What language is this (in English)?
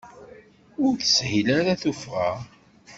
Kabyle